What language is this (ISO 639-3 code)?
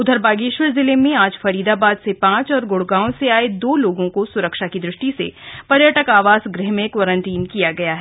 hin